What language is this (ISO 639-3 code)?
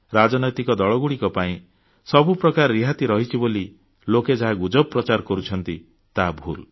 ori